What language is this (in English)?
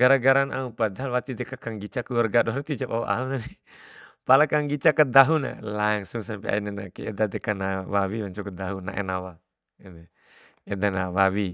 Bima